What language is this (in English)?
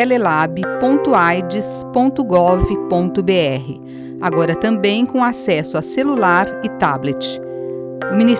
Portuguese